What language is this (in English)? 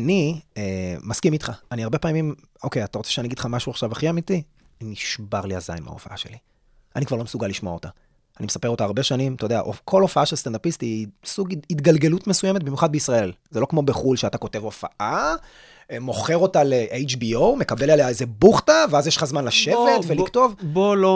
Hebrew